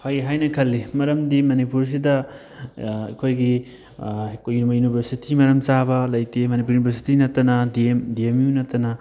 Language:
Manipuri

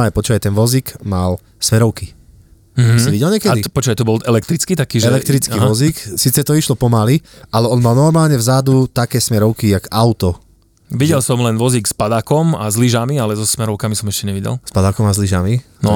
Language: Slovak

